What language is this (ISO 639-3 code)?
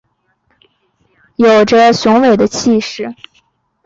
zho